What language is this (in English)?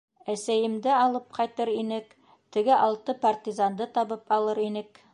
Bashkir